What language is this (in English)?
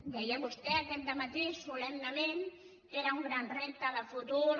Catalan